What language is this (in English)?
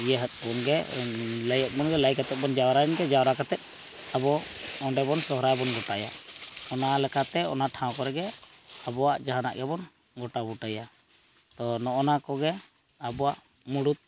Santali